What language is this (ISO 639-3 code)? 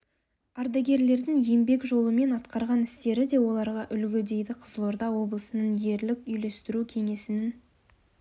kaz